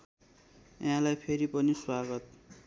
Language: Nepali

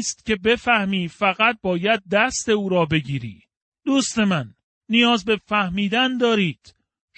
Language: Persian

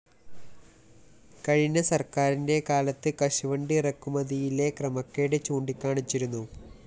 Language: Malayalam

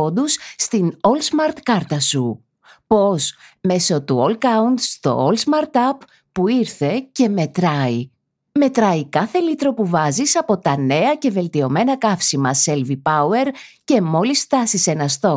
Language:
Greek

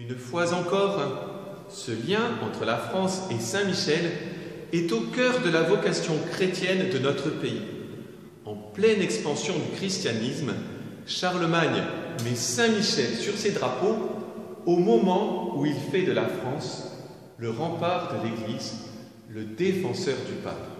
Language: French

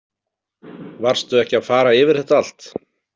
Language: Icelandic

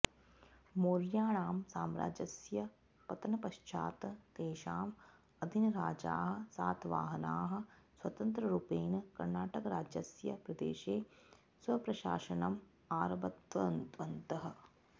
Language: Sanskrit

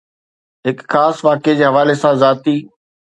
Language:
Sindhi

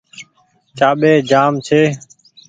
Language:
Goaria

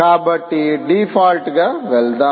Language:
Telugu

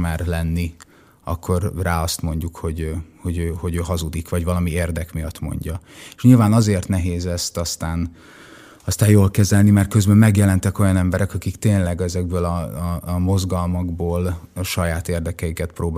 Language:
Hungarian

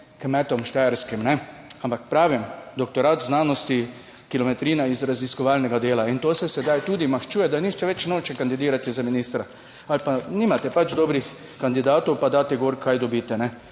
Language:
Slovenian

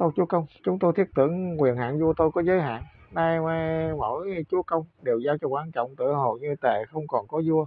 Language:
Vietnamese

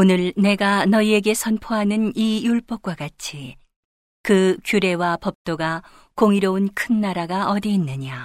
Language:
Korean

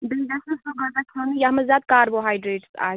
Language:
Kashmiri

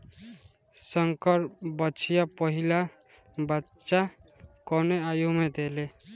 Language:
Bhojpuri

